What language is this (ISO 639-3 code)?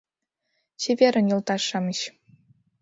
chm